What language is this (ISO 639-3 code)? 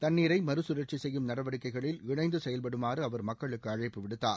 tam